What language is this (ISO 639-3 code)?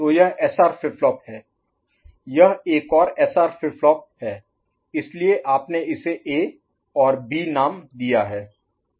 hin